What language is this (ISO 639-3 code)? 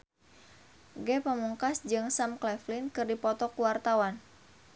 sun